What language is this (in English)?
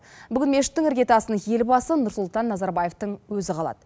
Kazakh